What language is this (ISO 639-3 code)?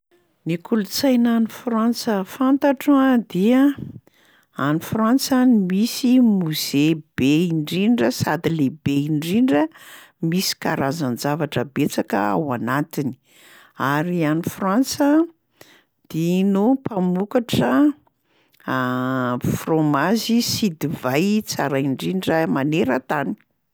mlg